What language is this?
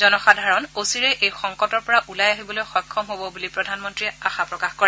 Assamese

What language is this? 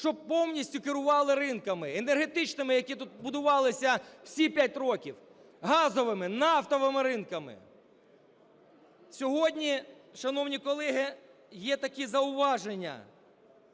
Ukrainian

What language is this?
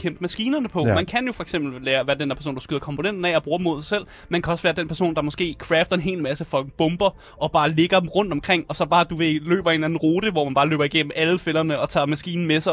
Danish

